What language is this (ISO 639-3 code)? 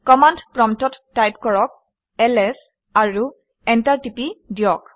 asm